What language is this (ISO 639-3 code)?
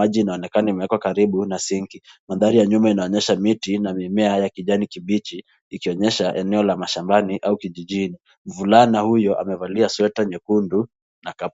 swa